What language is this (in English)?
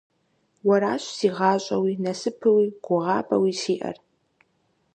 Kabardian